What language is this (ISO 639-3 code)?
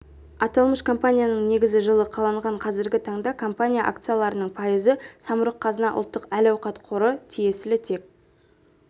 kaz